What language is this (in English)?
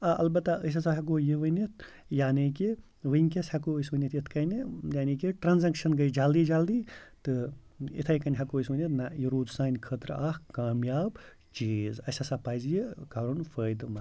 Kashmiri